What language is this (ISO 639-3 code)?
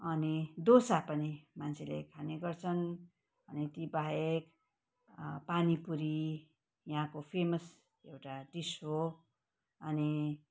nep